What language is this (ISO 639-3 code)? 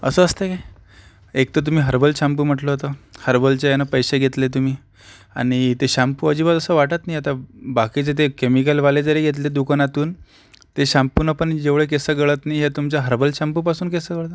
mar